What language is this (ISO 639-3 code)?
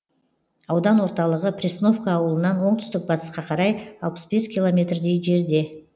kaz